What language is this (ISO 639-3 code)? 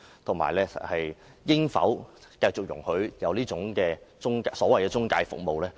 yue